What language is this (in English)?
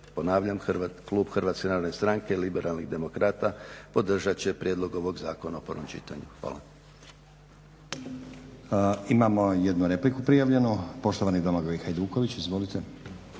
Croatian